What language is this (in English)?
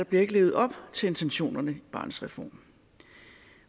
Danish